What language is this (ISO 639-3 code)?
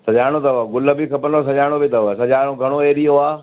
snd